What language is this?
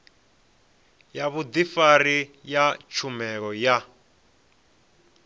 Venda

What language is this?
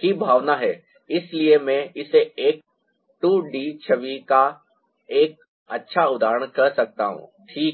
Hindi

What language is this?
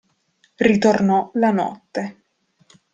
Italian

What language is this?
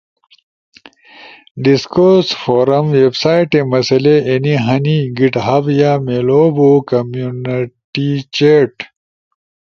Ushojo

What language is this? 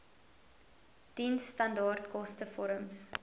Afrikaans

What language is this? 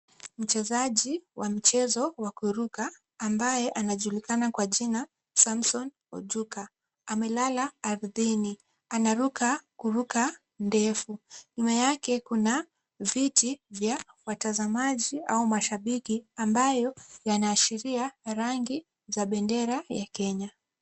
Swahili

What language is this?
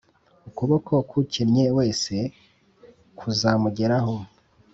Kinyarwanda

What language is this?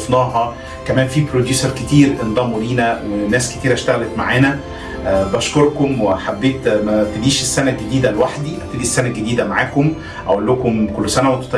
Arabic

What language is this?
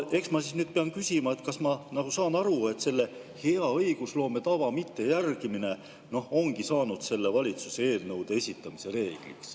Estonian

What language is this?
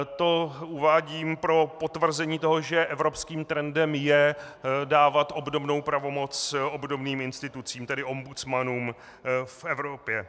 Czech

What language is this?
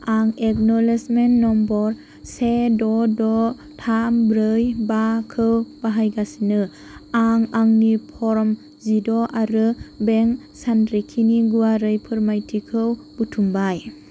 Bodo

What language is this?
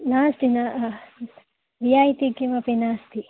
Sanskrit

